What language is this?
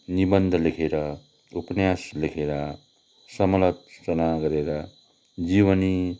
Nepali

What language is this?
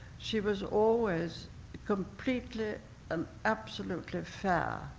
English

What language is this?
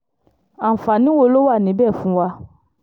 Yoruba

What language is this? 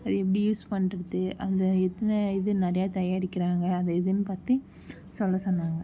Tamil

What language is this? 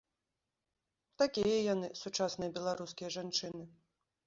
Belarusian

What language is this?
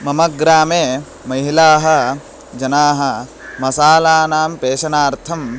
Sanskrit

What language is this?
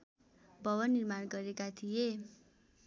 Nepali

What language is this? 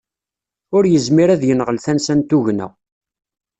Kabyle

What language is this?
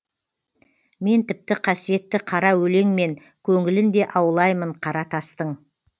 Kazakh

